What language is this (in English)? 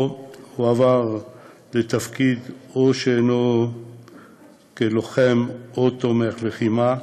Hebrew